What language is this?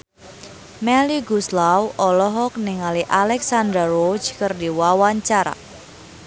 Sundanese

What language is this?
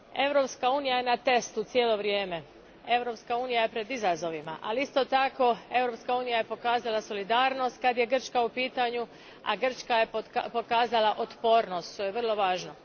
Croatian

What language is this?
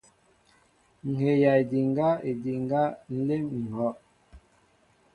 Mbo (Cameroon)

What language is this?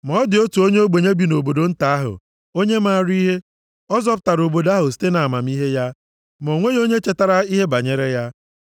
Igbo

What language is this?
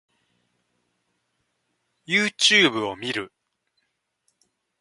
Japanese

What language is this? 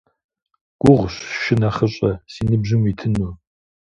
Kabardian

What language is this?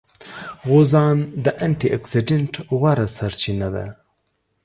Pashto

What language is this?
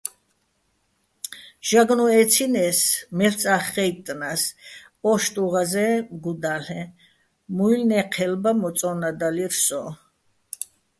Bats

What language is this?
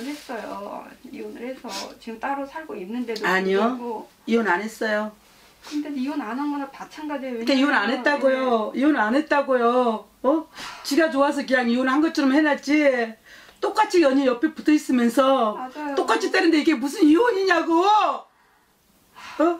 Korean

